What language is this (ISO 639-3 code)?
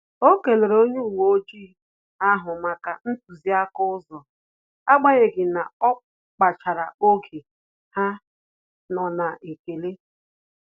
ibo